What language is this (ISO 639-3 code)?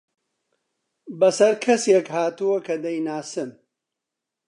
ckb